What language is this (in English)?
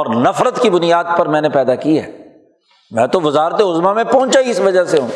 Urdu